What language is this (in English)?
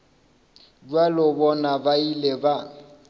Northern Sotho